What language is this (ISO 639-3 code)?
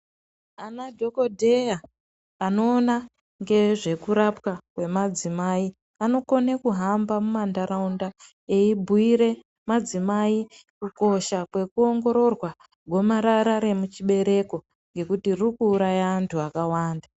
ndc